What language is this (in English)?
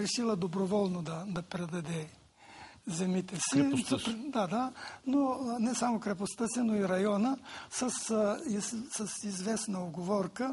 Bulgarian